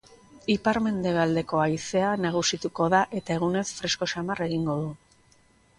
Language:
Basque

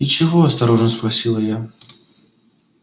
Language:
Russian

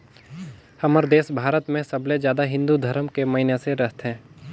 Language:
Chhattisgarhi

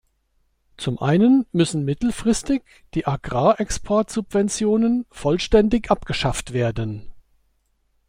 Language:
German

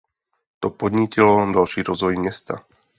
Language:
Czech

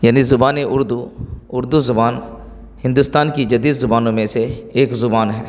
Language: Urdu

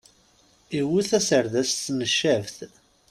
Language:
Kabyle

